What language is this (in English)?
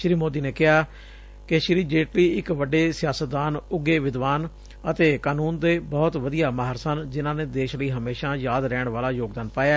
Punjabi